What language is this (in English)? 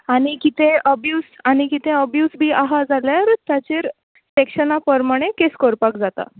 Konkani